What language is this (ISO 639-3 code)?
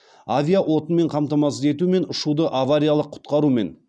kaz